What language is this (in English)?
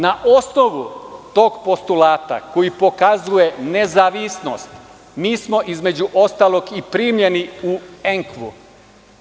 Serbian